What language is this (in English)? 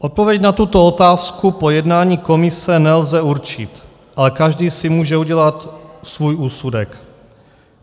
Czech